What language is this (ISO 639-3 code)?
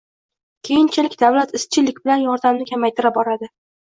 uzb